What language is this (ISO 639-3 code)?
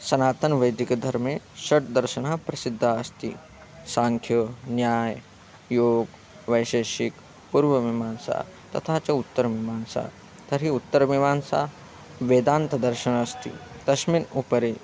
san